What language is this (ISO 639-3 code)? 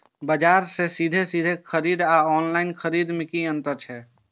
mai